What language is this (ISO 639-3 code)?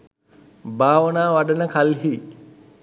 sin